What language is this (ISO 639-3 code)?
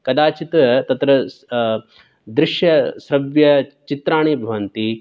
san